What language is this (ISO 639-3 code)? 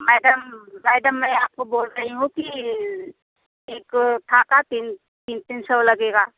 hin